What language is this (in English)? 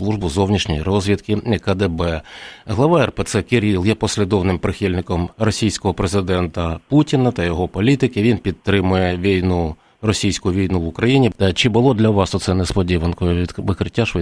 Ukrainian